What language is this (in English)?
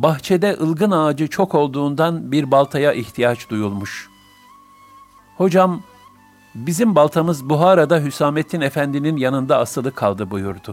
Turkish